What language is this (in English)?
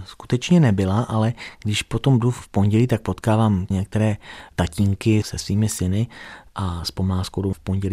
Czech